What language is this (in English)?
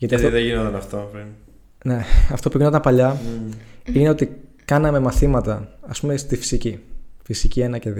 Greek